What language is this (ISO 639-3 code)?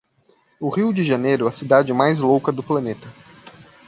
por